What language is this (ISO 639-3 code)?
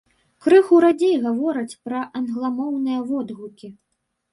bel